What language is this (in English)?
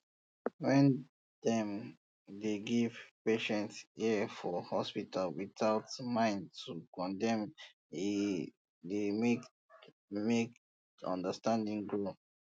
Nigerian Pidgin